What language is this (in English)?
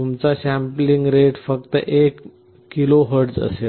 Marathi